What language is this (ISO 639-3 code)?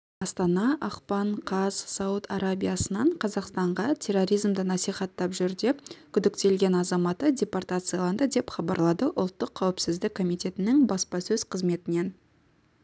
kaz